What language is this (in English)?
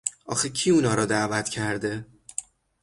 Persian